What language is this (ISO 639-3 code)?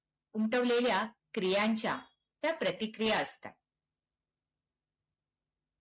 mar